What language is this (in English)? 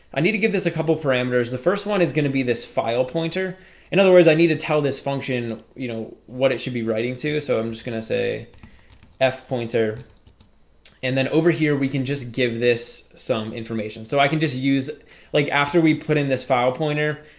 English